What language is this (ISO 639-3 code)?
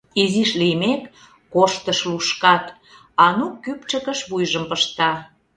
chm